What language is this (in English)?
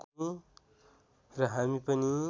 Nepali